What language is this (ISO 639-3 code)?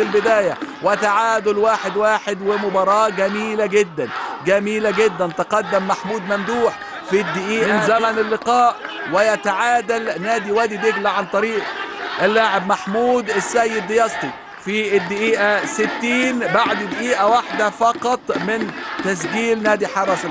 ara